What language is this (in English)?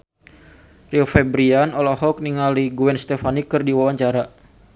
Sundanese